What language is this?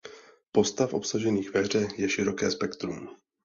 Czech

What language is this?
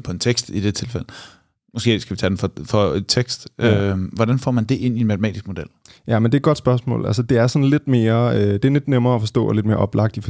Danish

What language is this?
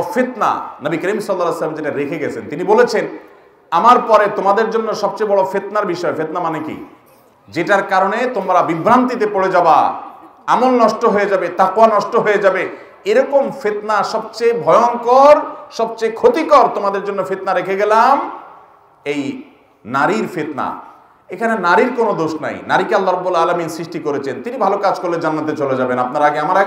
Arabic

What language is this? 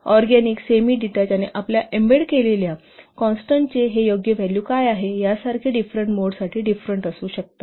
Marathi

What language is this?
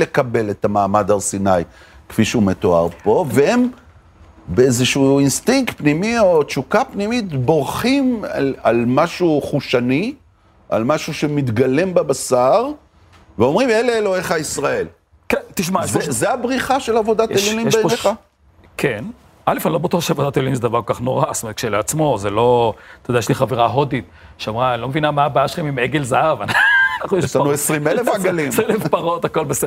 Hebrew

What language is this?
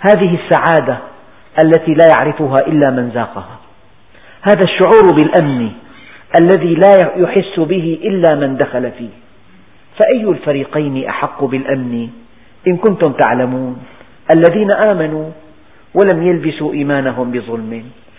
Arabic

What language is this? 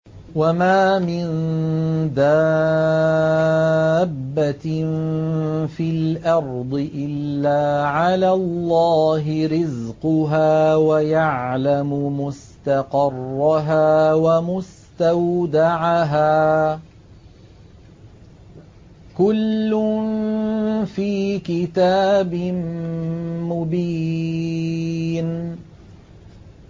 Arabic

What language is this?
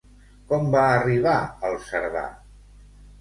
Catalan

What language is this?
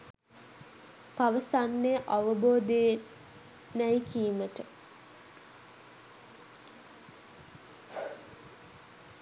Sinhala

